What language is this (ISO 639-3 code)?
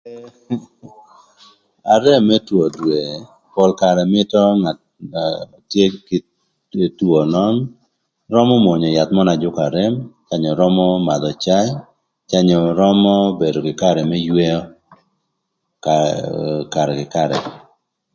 lth